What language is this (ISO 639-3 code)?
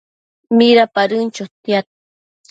mcf